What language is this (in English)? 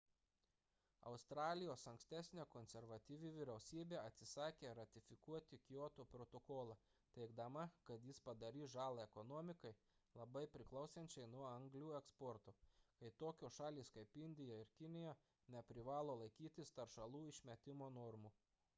Lithuanian